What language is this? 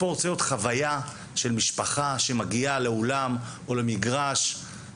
Hebrew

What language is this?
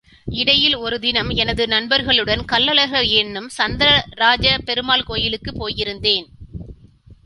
Tamil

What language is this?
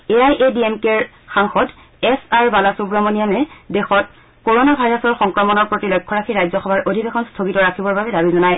Assamese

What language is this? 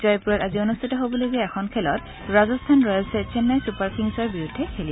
Assamese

